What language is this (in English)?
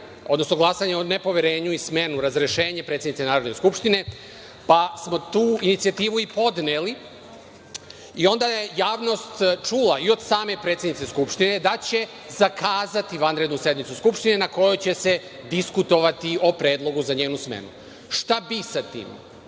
Serbian